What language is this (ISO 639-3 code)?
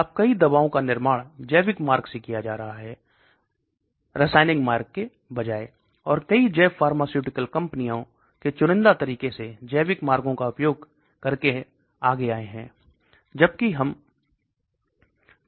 hin